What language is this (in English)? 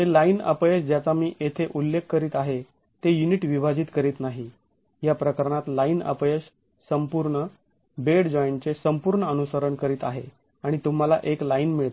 Marathi